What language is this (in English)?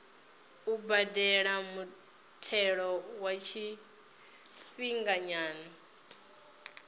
Venda